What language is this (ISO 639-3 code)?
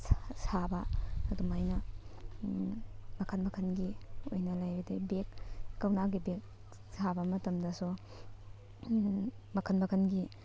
mni